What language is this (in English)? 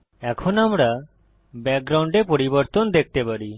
Bangla